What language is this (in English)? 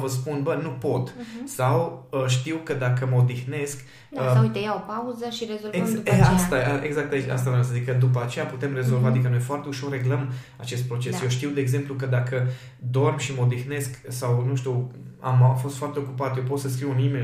Romanian